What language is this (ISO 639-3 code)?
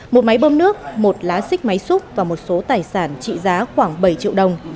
vie